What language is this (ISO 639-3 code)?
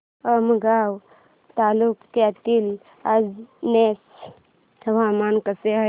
mar